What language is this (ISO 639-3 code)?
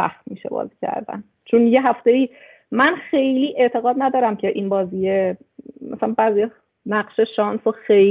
fas